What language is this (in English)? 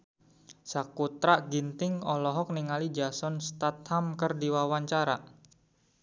Sundanese